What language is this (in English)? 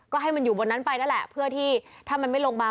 Thai